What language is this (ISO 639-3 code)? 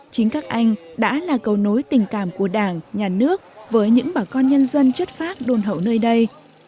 vie